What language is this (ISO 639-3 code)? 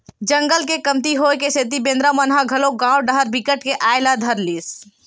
hne